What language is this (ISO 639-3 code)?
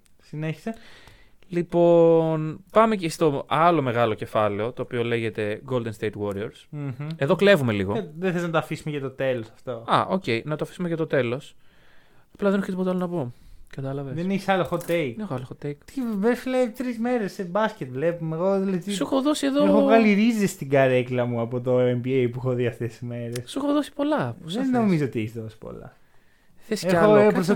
ell